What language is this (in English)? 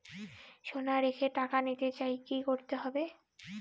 Bangla